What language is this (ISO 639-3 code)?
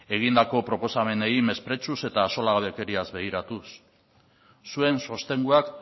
eus